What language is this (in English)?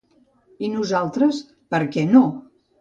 Catalan